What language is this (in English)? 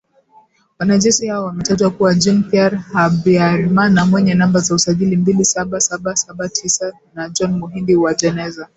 Swahili